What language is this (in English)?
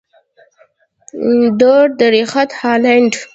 Pashto